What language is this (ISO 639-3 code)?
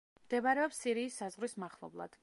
kat